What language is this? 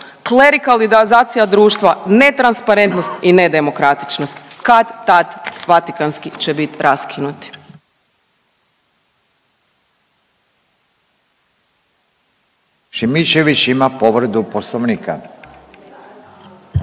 Croatian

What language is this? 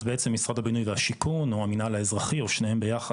Hebrew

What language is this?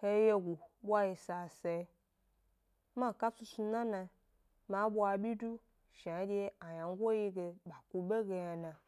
Gbari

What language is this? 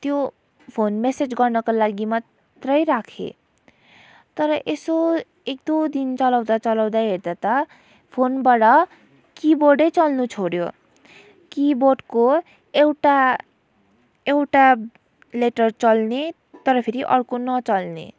Nepali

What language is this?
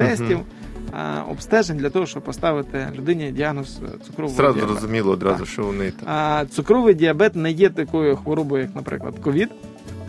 Ukrainian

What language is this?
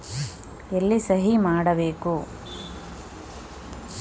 Kannada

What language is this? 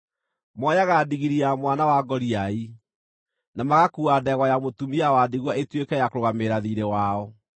Kikuyu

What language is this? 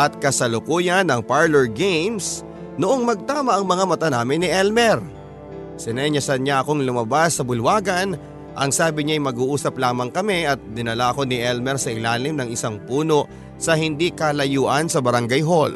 Filipino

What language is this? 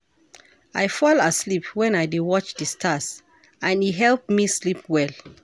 Nigerian Pidgin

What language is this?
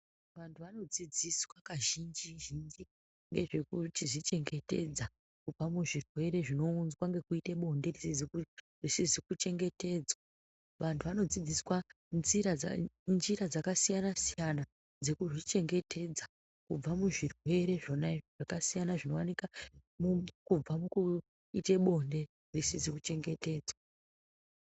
Ndau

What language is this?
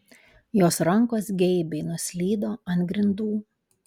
Lithuanian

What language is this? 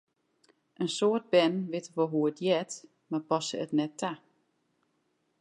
Western Frisian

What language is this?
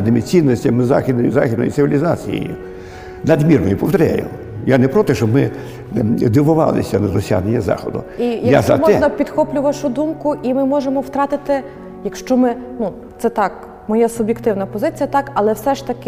Ukrainian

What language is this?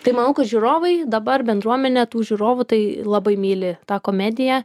Lithuanian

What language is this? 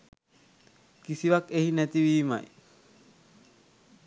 Sinhala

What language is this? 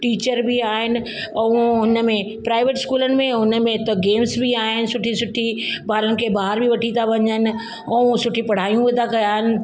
Sindhi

